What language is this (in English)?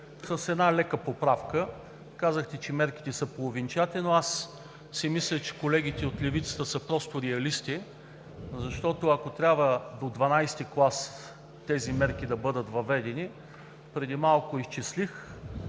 Bulgarian